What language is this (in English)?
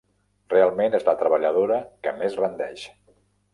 Catalan